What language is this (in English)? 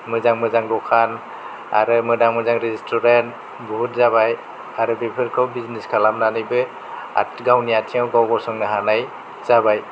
Bodo